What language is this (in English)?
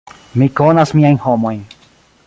Esperanto